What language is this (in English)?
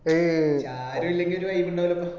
Malayalam